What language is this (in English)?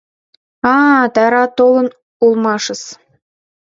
Mari